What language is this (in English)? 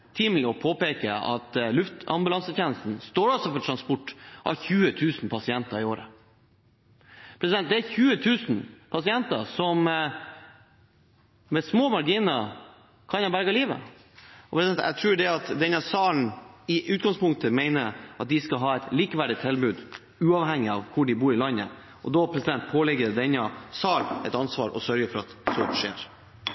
Norwegian Bokmål